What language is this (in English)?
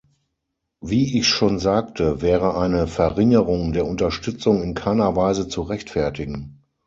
German